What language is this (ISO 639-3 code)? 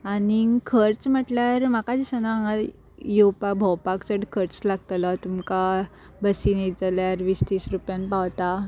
kok